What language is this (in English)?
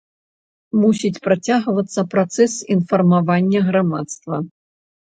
Belarusian